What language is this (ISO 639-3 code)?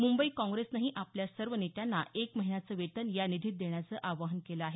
mar